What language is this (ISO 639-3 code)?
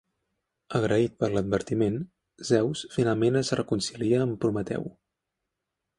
cat